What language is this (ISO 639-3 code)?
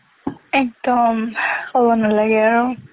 asm